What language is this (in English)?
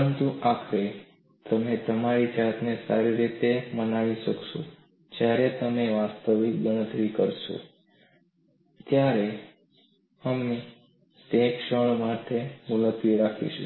Gujarati